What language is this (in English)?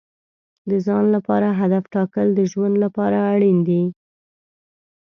Pashto